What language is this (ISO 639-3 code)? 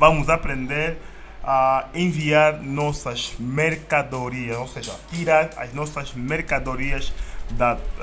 por